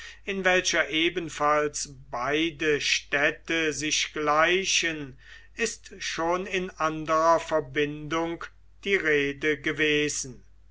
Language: German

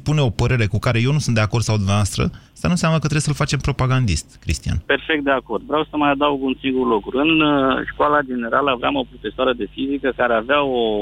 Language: Romanian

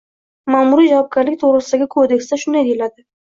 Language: Uzbek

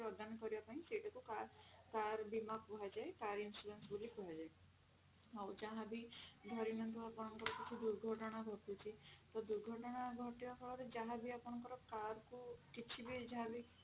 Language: Odia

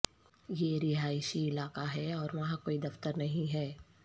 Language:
Urdu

